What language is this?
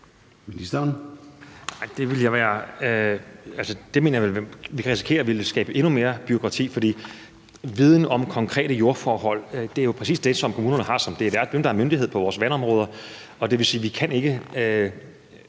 Danish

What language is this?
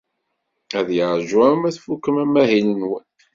Kabyle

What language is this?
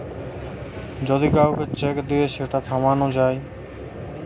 Bangla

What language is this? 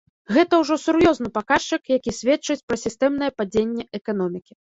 Belarusian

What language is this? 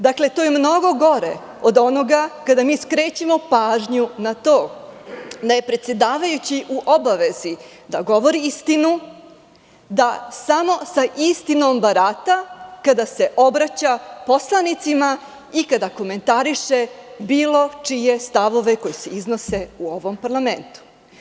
Serbian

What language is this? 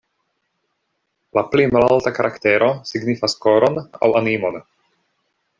Esperanto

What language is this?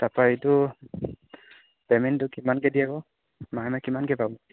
Assamese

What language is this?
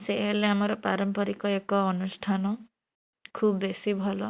Odia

